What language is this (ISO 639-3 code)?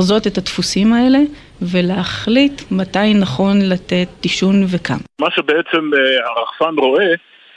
heb